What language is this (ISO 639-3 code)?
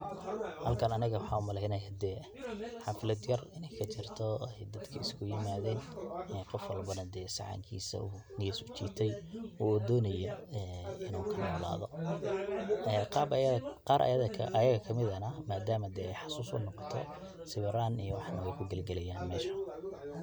som